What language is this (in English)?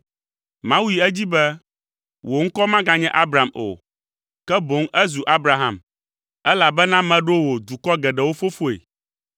Ewe